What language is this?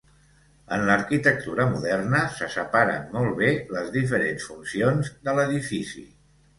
Catalan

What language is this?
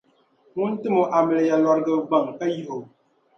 Dagbani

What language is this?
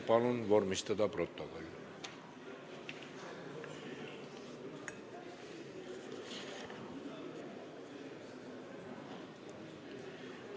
Estonian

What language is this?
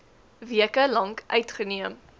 Afrikaans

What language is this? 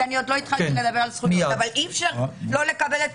Hebrew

